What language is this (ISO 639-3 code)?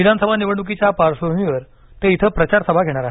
mar